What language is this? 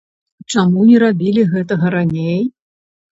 Belarusian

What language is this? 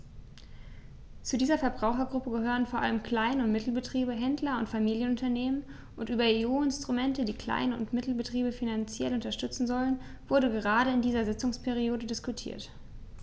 German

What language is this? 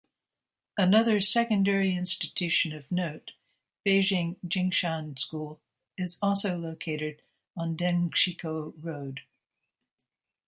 English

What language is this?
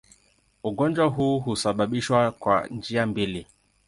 Swahili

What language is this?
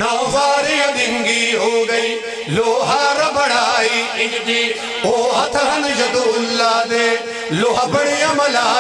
Arabic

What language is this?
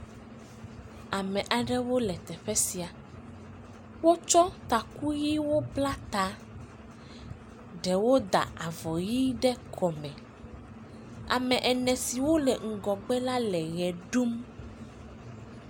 Ewe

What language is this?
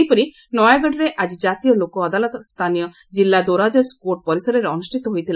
Odia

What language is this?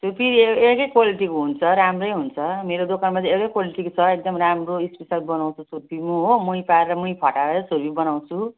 Nepali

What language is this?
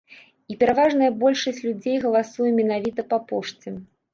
Belarusian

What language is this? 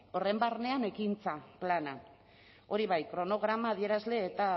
Basque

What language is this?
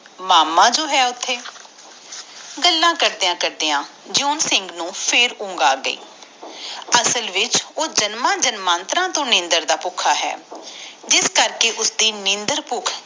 Punjabi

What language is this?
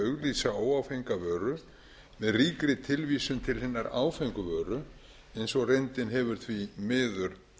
Icelandic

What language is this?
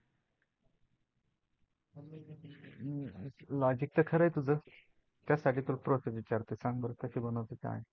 Marathi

